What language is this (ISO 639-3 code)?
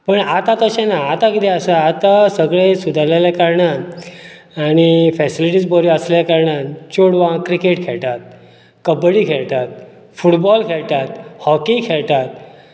kok